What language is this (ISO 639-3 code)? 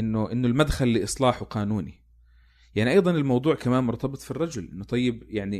ara